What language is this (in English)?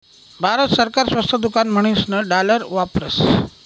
Marathi